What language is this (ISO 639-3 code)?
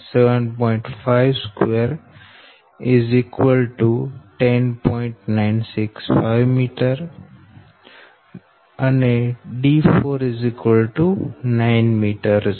guj